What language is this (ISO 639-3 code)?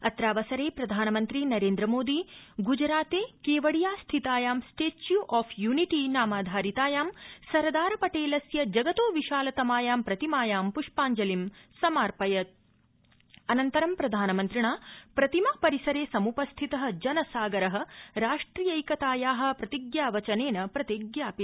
san